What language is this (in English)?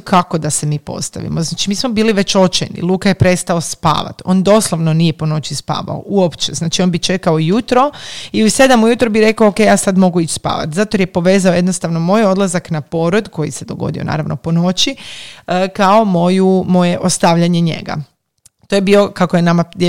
Croatian